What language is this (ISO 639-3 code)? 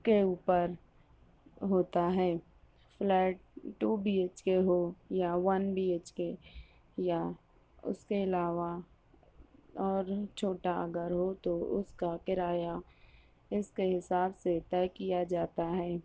urd